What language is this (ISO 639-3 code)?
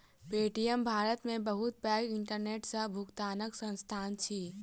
mai